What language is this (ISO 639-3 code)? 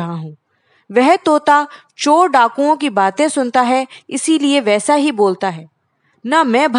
hin